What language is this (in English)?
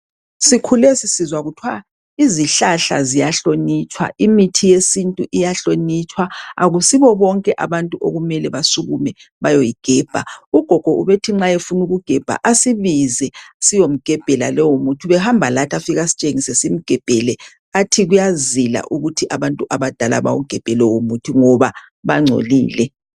North Ndebele